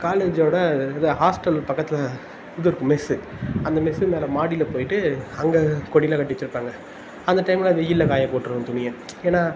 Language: Tamil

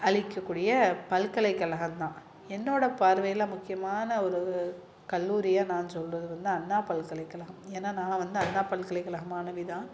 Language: Tamil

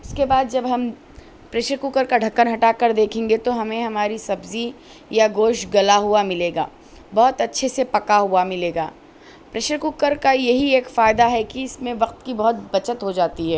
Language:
Urdu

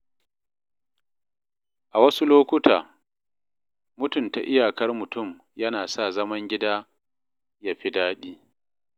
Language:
Hausa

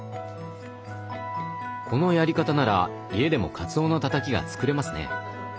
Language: Japanese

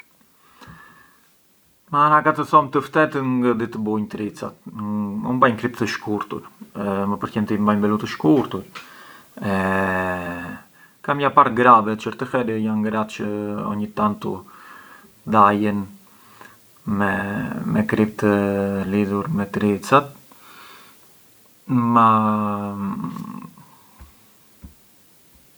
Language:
Arbëreshë Albanian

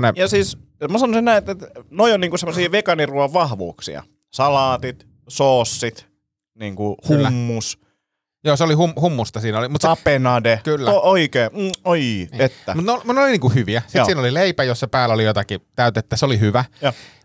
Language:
Finnish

